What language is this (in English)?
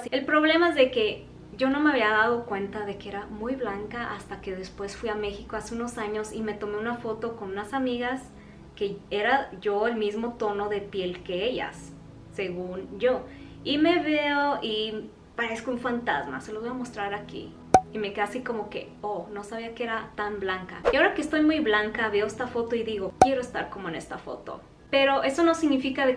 Spanish